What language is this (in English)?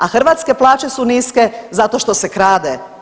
Croatian